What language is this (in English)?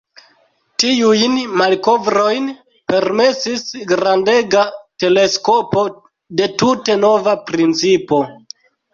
Esperanto